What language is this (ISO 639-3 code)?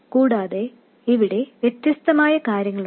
mal